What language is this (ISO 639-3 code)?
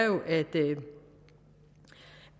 dan